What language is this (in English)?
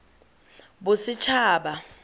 Tswana